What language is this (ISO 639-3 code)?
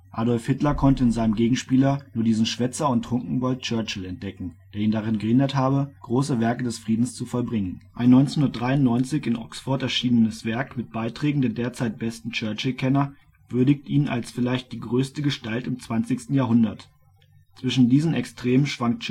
deu